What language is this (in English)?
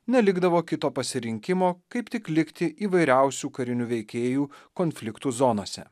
Lithuanian